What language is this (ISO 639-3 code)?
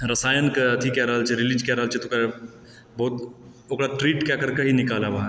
mai